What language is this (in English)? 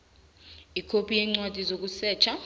South Ndebele